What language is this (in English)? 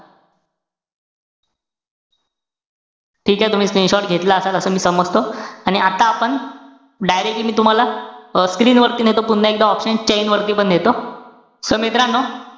Marathi